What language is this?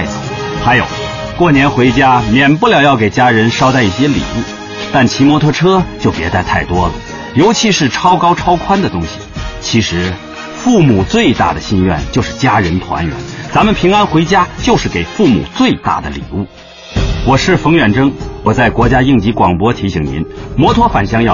Chinese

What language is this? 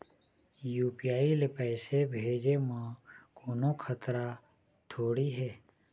Chhattisgarhi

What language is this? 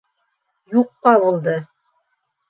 Bashkir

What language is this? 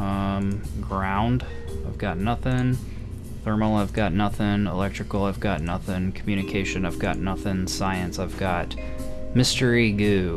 English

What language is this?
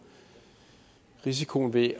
Danish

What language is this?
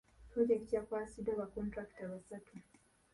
Ganda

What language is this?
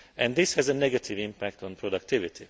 English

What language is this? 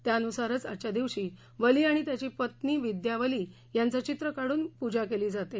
Marathi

